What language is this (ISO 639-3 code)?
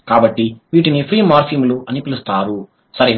tel